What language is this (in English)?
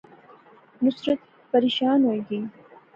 Pahari-Potwari